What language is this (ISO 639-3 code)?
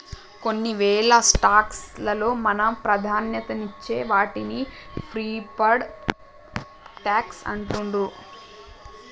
tel